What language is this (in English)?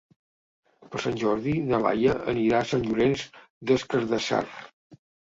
Catalan